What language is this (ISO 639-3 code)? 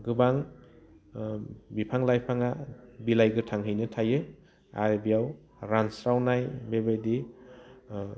brx